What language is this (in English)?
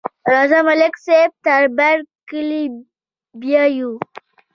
Pashto